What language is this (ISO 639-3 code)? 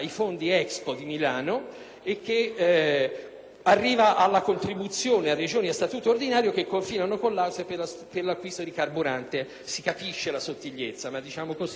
ita